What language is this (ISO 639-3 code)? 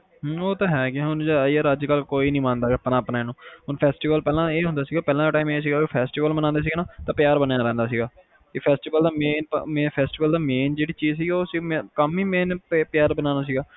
pan